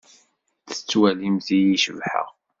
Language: Kabyle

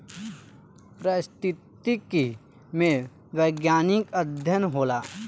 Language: Bhojpuri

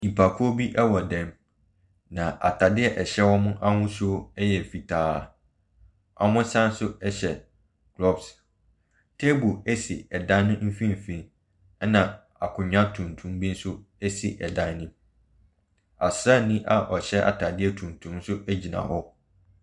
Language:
Akan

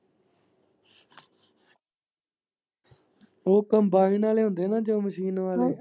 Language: Punjabi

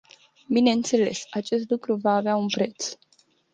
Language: Romanian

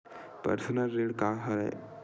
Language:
Chhattisgarhi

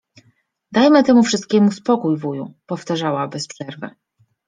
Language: Polish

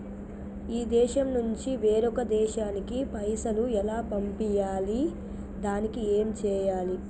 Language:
Telugu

